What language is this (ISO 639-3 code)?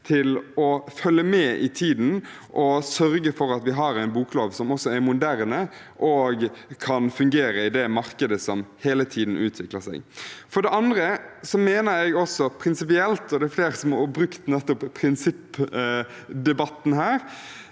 nor